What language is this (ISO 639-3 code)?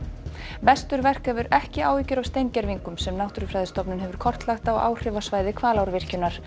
isl